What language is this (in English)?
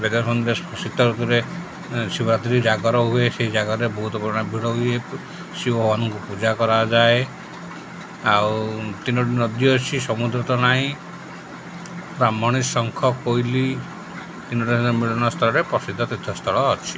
Odia